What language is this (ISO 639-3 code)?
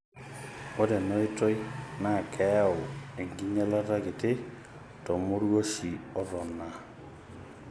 mas